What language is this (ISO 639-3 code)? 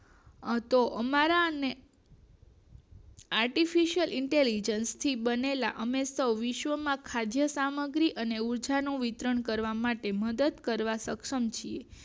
guj